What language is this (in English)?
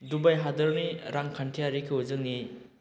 Bodo